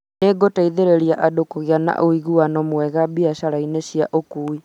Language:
Kikuyu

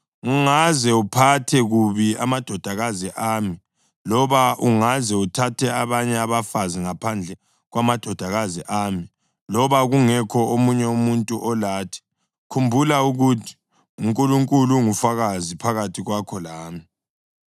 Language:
North Ndebele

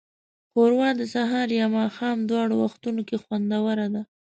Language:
Pashto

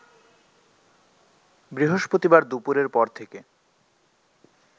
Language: Bangla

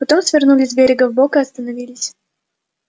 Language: Russian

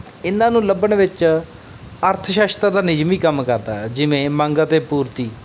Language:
Punjabi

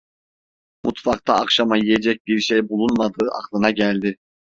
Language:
Turkish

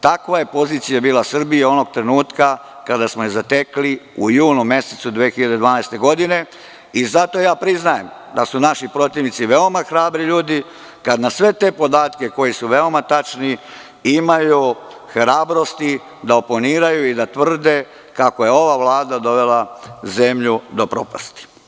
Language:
Serbian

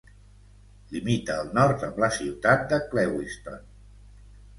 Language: Catalan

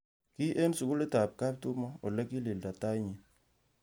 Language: Kalenjin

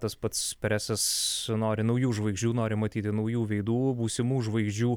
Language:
Lithuanian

